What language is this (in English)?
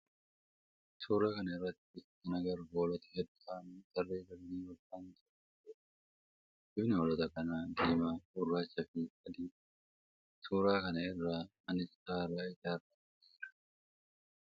Oromo